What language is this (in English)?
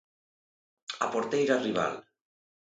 Galician